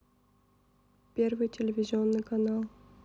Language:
Russian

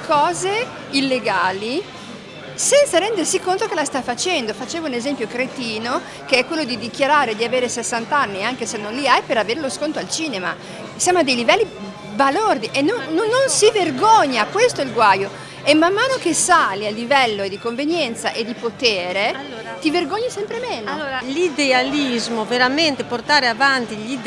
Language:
Italian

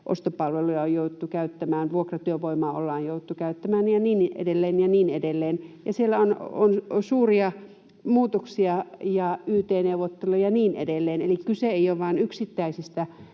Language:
Finnish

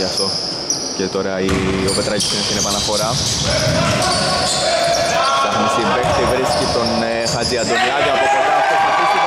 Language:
Greek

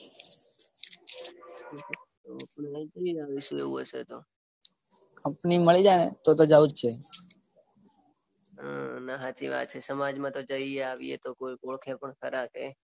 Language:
Gujarati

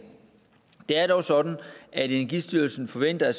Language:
Danish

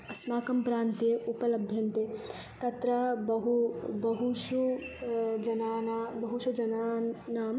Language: Sanskrit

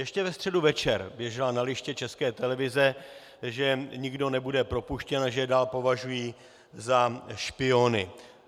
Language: Czech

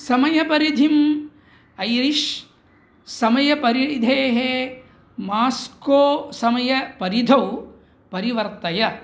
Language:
Sanskrit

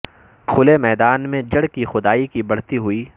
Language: Urdu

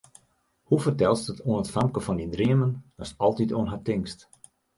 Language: Western Frisian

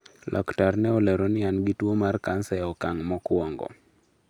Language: Luo (Kenya and Tanzania)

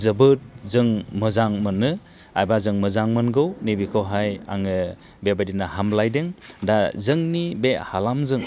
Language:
Bodo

